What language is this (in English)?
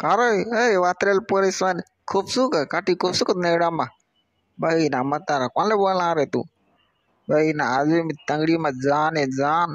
Thai